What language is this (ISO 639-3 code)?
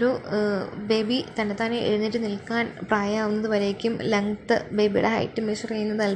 mal